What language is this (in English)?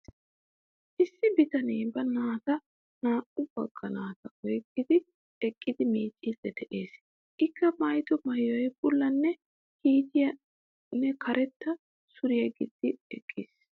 Wolaytta